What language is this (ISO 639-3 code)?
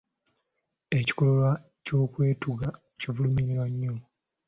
lug